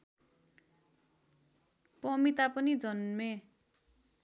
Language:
Nepali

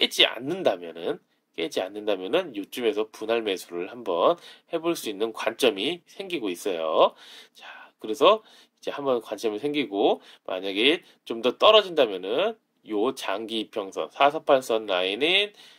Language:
Korean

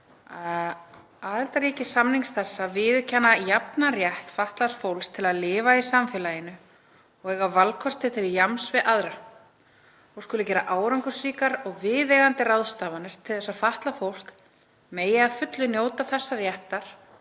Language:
Icelandic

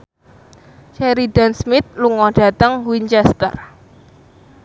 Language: Javanese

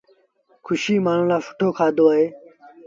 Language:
Sindhi Bhil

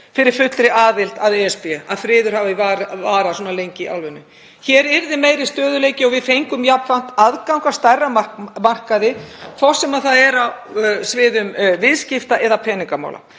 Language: Icelandic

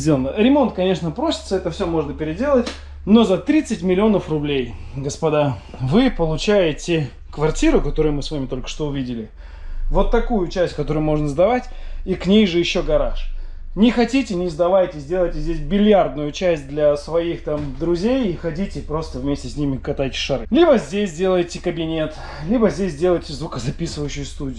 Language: Russian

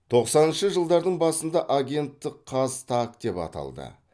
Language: Kazakh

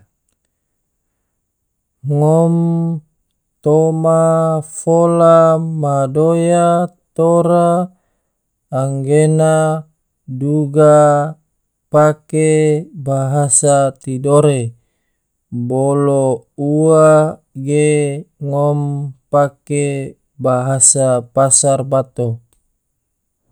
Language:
Tidore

